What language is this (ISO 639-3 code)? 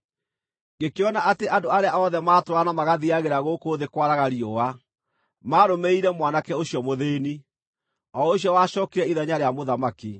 kik